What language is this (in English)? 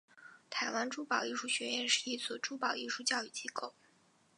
Chinese